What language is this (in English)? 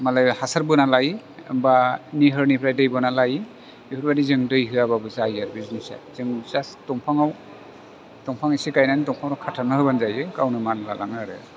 Bodo